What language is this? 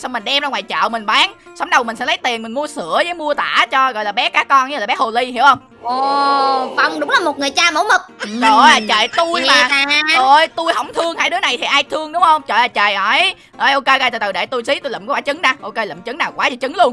Vietnamese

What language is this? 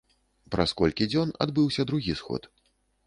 Belarusian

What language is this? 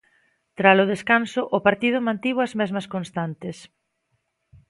Galician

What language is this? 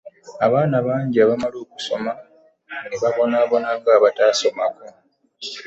Ganda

